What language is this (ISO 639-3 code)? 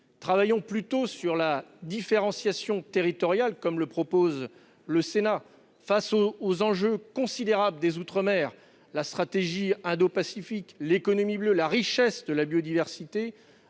fra